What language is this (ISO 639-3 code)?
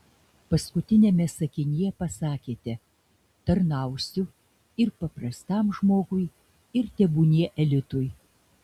lit